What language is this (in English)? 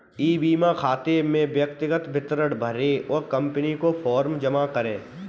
Hindi